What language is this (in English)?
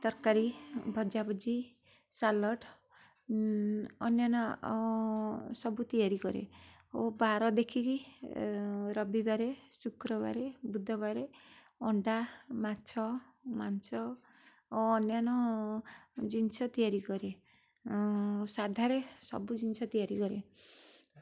Odia